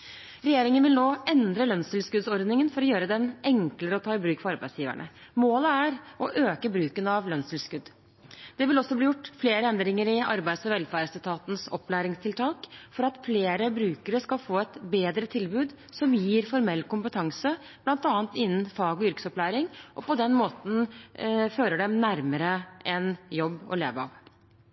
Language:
Norwegian Bokmål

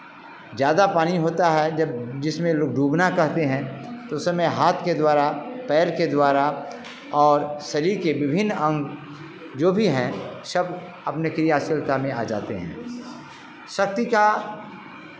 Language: Hindi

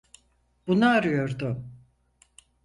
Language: Turkish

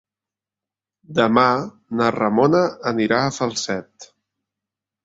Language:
Catalan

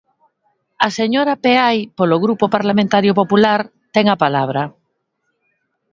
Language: Galician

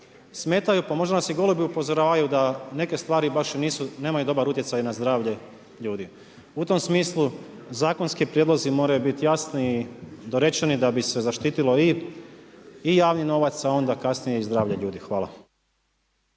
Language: Croatian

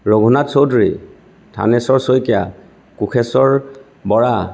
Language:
Assamese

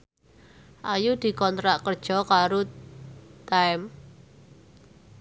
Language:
Javanese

